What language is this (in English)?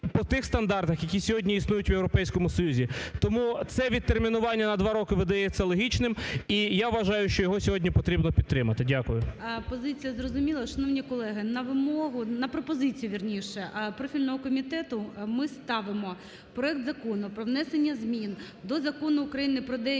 Ukrainian